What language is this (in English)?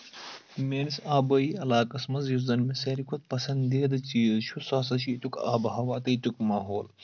Kashmiri